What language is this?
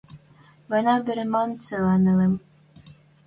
Western Mari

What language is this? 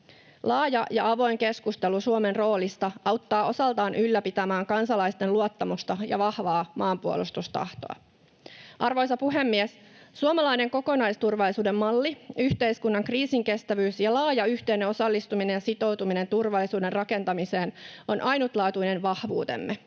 Finnish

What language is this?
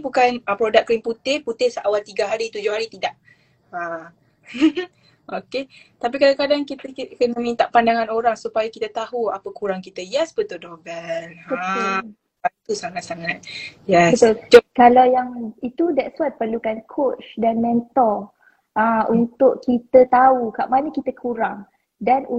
Malay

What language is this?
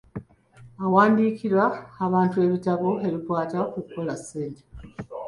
Ganda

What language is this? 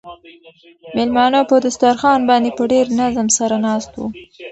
Pashto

